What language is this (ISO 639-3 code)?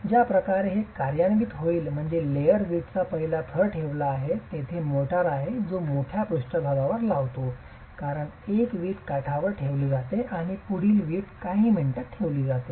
mar